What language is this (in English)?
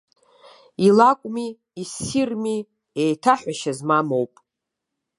Abkhazian